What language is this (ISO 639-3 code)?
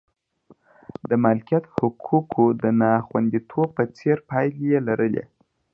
pus